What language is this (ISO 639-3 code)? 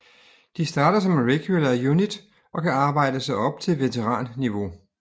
dan